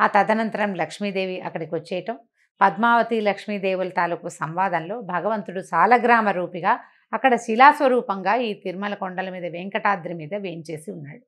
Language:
Telugu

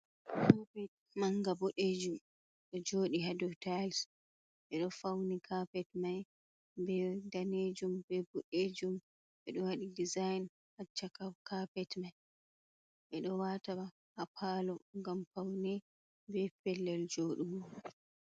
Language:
Fula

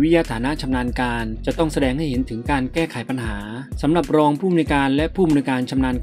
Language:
Thai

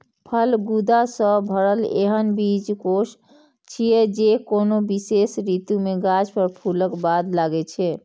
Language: Maithili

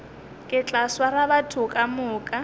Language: Northern Sotho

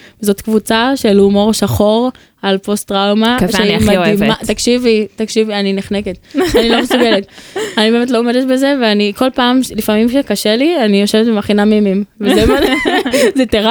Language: Hebrew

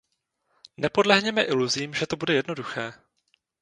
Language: Czech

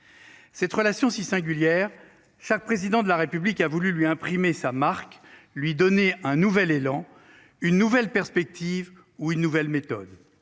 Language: French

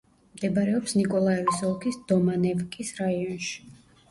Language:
Georgian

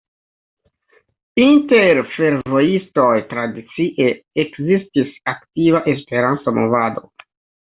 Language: Esperanto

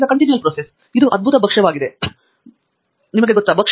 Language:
Kannada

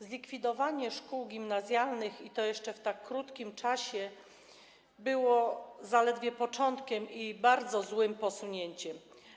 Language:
Polish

